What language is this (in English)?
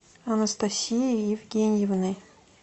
Russian